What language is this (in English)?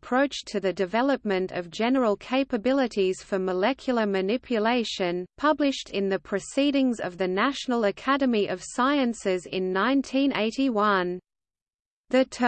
English